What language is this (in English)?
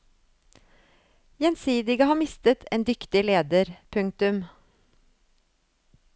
Norwegian